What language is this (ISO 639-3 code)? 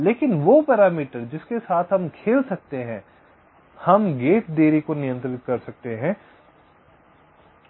hin